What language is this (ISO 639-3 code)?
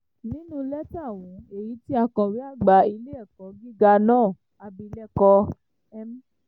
yor